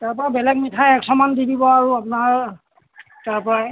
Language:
Assamese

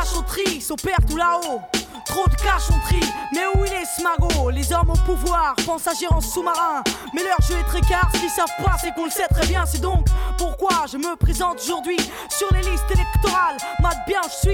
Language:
French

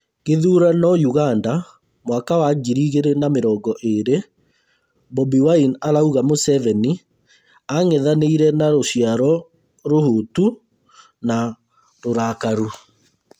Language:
Kikuyu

